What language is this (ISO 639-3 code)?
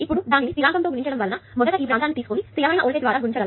tel